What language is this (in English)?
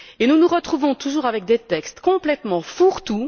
French